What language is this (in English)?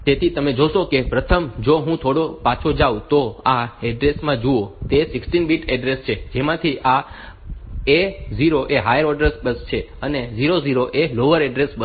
Gujarati